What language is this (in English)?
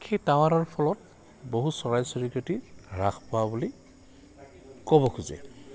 Assamese